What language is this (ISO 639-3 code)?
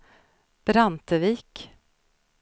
swe